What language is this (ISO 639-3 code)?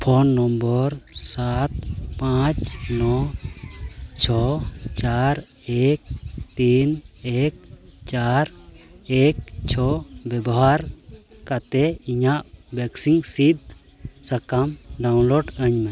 sat